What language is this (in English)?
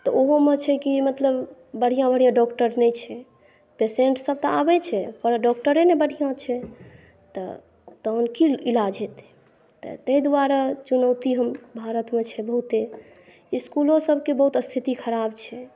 Maithili